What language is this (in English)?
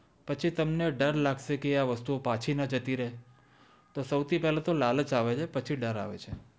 Gujarati